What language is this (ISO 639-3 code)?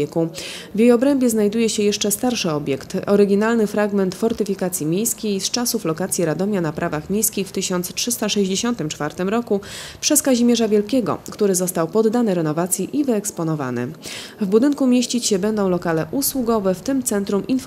pol